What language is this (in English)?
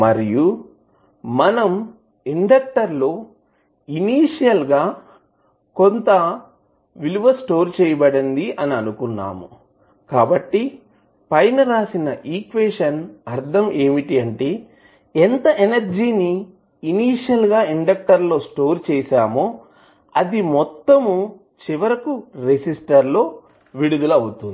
Telugu